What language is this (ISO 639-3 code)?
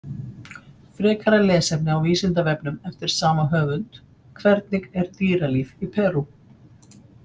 isl